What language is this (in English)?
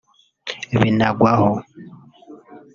Kinyarwanda